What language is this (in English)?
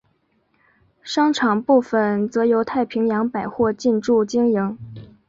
Chinese